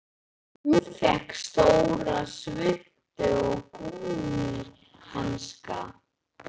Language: Icelandic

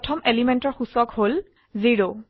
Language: Assamese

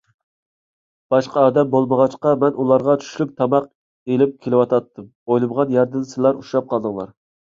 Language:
Uyghur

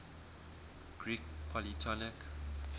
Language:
English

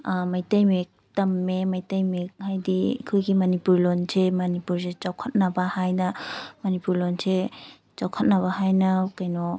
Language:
Manipuri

